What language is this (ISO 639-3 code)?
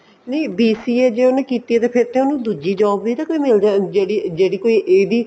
pan